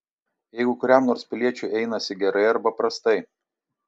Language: Lithuanian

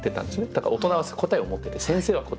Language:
Japanese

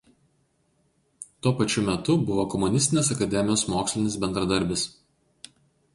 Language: Lithuanian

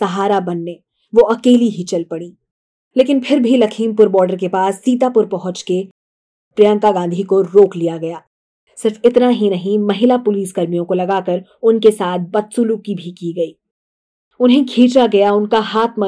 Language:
Hindi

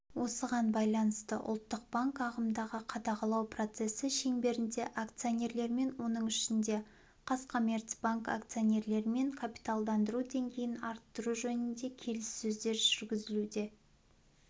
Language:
Kazakh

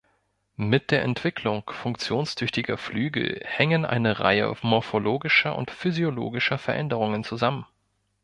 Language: German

